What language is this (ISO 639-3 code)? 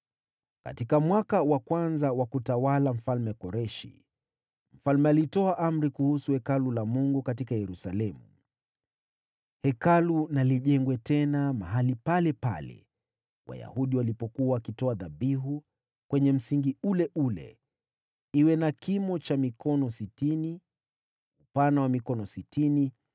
swa